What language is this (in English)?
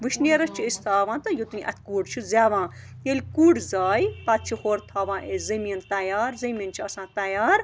Kashmiri